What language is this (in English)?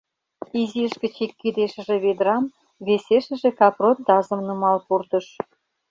Mari